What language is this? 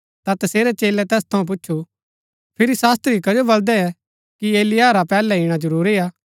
Gaddi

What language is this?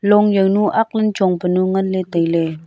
Wancho Naga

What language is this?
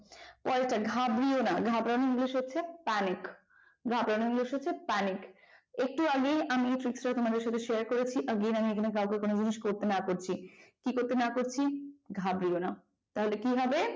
Bangla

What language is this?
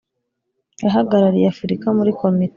Kinyarwanda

